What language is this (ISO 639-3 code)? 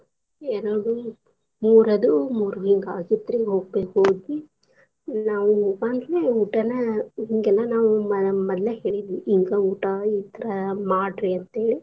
kan